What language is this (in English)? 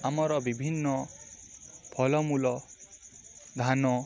Odia